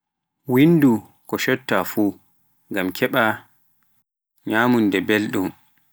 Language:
Pular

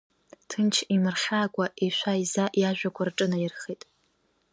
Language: Abkhazian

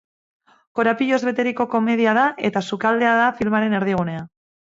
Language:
Basque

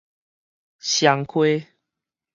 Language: Min Nan Chinese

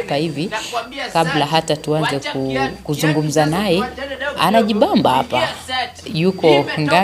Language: Swahili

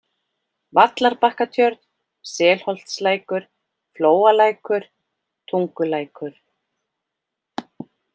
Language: Icelandic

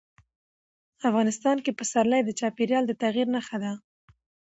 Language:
Pashto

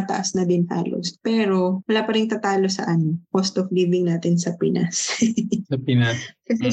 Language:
Filipino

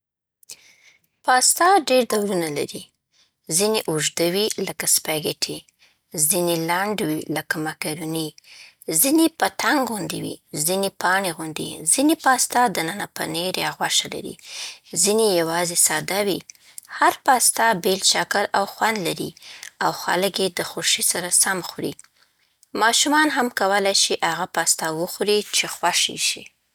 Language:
Southern Pashto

